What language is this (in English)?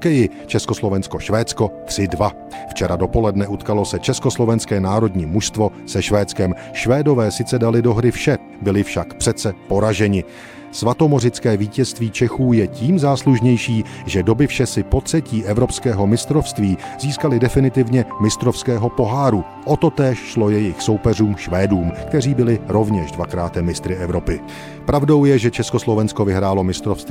Czech